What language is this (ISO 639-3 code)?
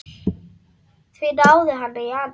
isl